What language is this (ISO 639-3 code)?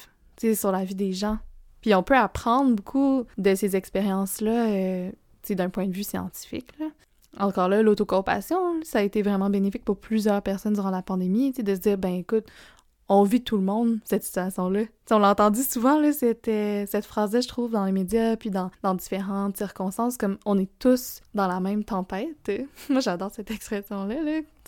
fra